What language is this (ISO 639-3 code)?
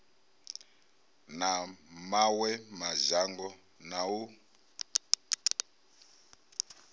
ven